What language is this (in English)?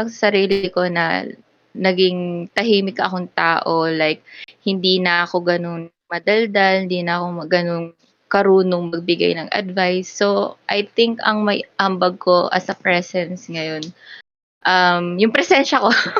Filipino